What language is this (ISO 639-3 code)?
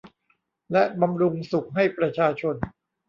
tha